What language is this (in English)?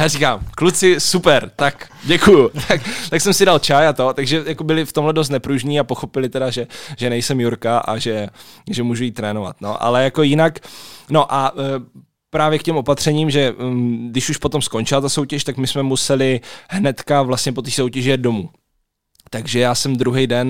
Czech